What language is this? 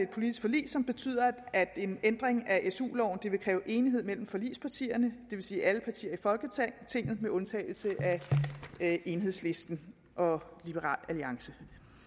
Danish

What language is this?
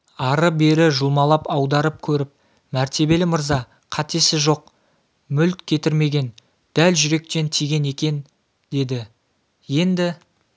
Kazakh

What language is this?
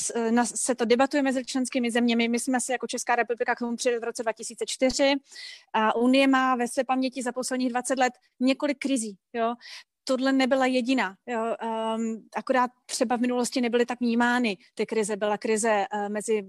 Czech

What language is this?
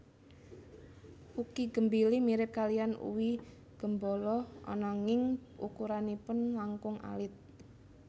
Javanese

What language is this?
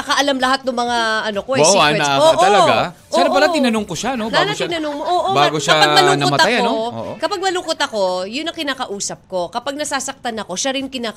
Filipino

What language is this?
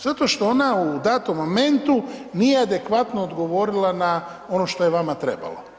Croatian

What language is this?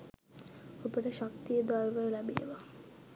Sinhala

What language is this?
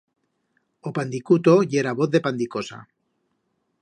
Aragonese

